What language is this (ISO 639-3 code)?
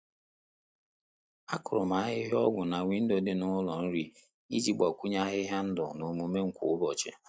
ibo